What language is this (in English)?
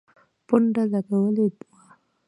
Pashto